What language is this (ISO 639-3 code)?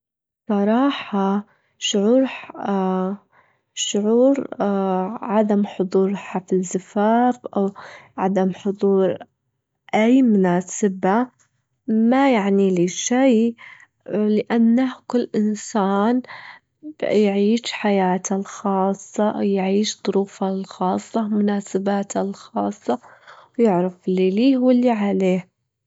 afb